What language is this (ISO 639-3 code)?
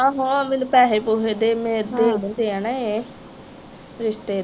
pan